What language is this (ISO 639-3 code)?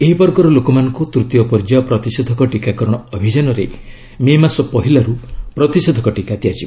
ori